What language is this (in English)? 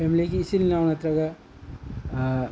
Manipuri